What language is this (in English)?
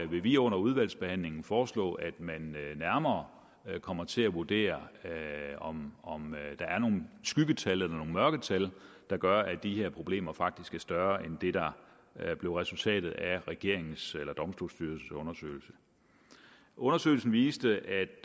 Danish